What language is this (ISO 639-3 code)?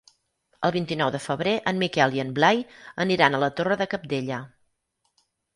cat